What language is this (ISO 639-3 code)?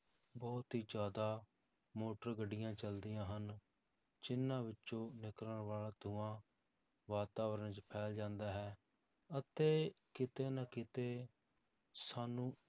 pan